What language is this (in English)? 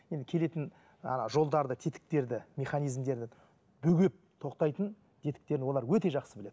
Kazakh